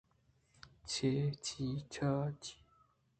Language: Eastern Balochi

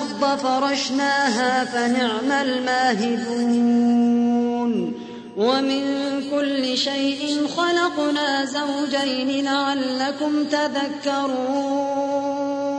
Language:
Arabic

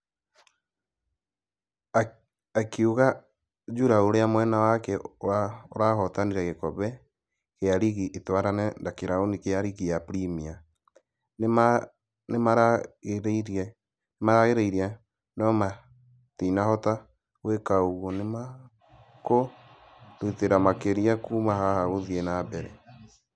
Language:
Kikuyu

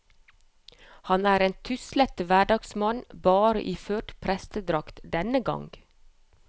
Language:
Norwegian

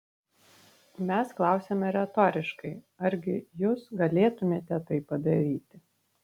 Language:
Lithuanian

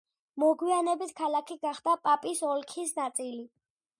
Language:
Georgian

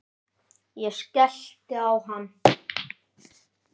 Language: Icelandic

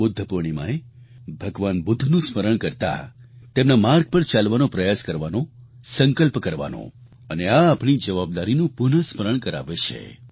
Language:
Gujarati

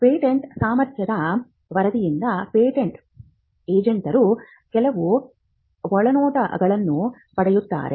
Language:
Kannada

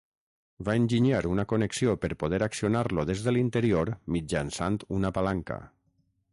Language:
Catalan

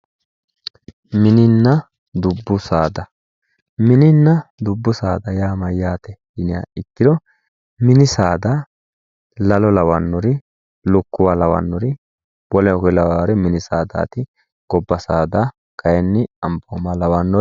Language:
Sidamo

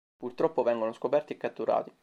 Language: Italian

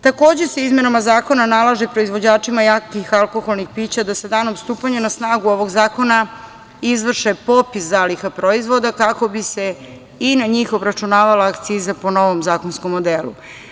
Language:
Serbian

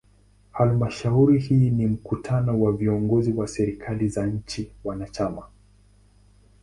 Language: Swahili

